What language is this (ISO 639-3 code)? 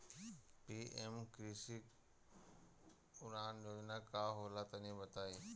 bho